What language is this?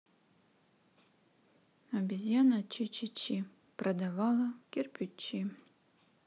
Russian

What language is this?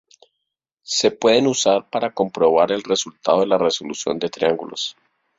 Spanish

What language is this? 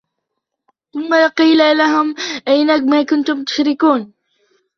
Arabic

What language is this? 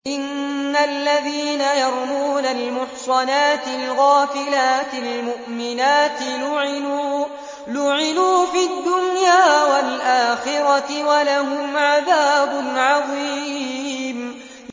Arabic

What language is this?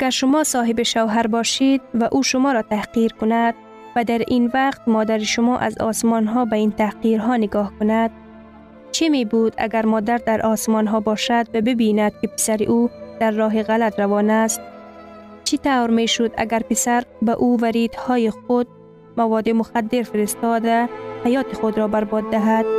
Persian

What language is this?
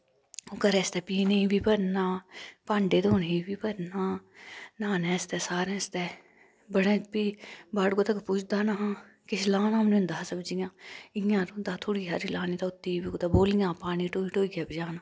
Dogri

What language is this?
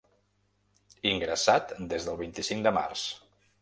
Catalan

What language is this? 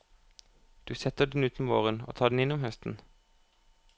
Norwegian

